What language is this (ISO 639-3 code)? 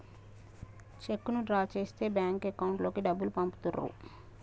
tel